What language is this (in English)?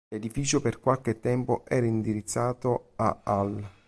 Italian